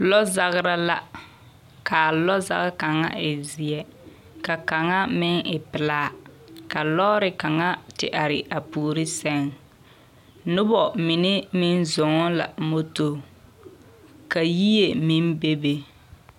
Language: Southern Dagaare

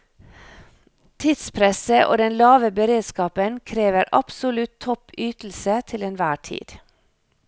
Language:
Norwegian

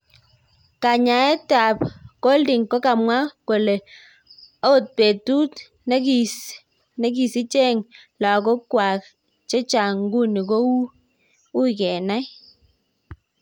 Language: Kalenjin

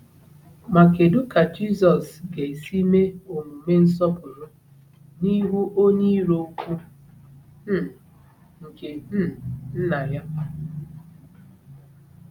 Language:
Igbo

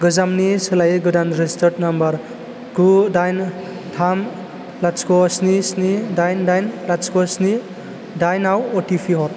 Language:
Bodo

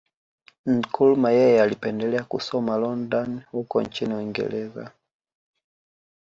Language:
Swahili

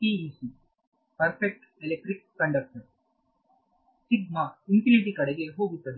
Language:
Kannada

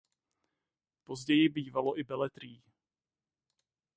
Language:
Czech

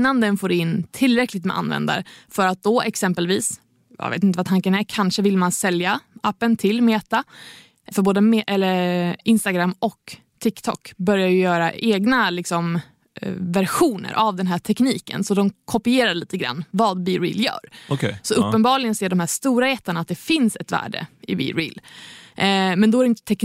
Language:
Swedish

